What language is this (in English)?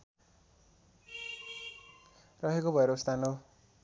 Nepali